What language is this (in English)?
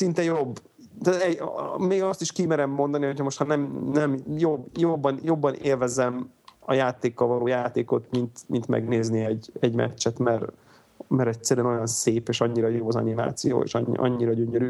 Hungarian